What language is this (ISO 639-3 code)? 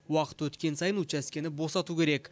kaz